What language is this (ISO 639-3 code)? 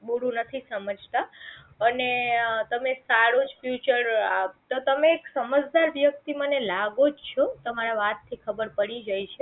guj